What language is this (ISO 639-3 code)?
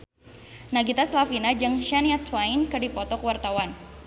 sun